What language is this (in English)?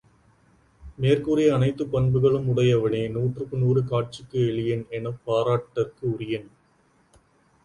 Tamil